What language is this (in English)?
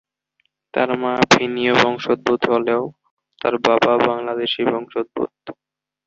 Bangla